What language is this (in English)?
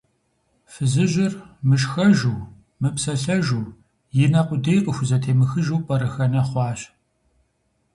Kabardian